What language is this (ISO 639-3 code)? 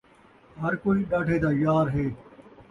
skr